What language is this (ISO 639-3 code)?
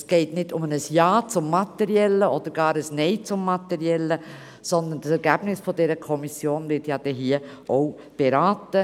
gsw